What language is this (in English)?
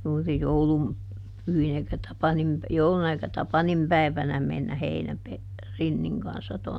Finnish